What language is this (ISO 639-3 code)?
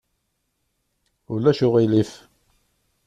kab